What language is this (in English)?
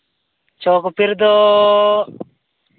Santali